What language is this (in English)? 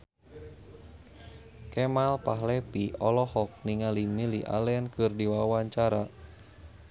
Sundanese